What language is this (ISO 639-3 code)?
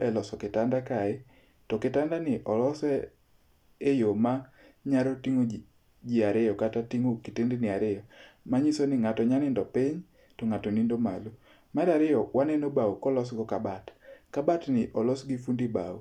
luo